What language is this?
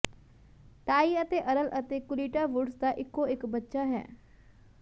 Punjabi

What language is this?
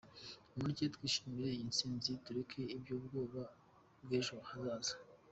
Kinyarwanda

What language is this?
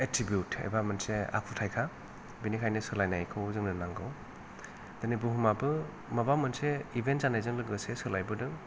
Bodo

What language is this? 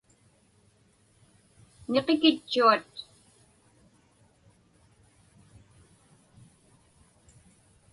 Inupiaq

